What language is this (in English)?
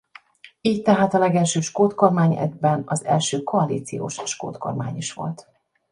Hungarian